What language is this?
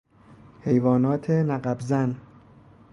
Persian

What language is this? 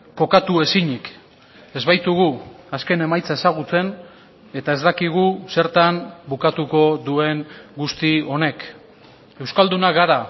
Basque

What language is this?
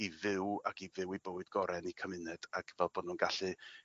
Welsh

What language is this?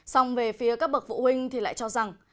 Vietnamese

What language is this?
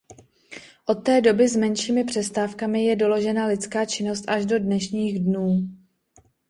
Czech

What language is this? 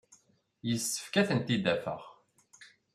Kabyle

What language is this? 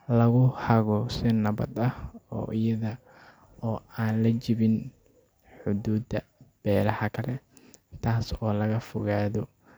Somali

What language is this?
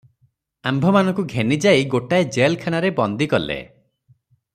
Odia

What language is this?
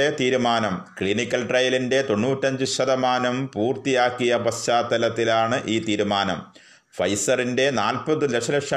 Malayalam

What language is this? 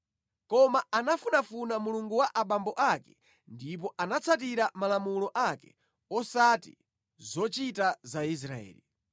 Nyanja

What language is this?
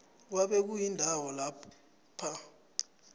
South Ndebele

